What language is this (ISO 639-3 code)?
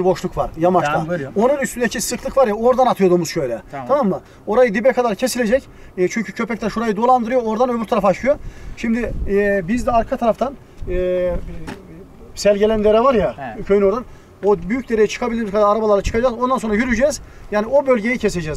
tur